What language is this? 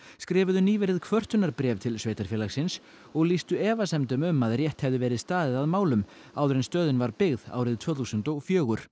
Icelandic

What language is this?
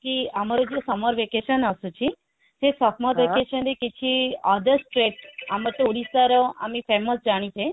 Odia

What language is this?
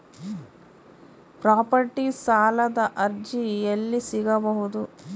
Kannada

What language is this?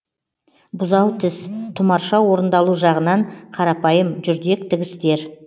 Kazakh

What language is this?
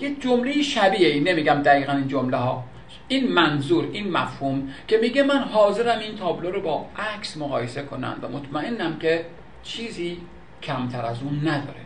Persian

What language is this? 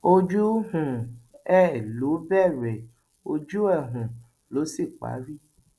Yoruba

